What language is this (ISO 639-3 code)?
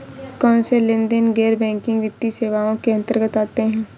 hin